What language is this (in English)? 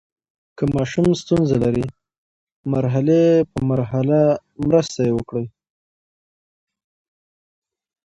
Pashto